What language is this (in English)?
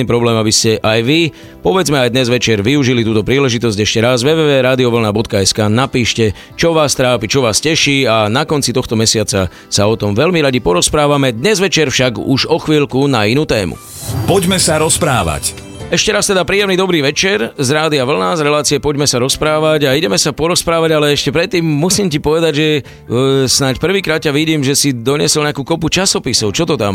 Slovak